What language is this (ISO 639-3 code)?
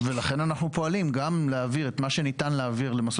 heb